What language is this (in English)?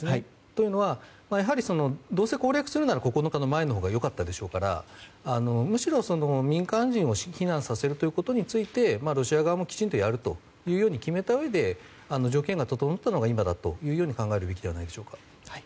Japanese